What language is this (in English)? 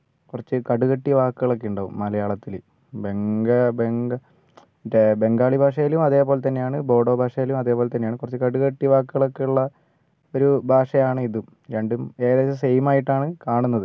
Malayalam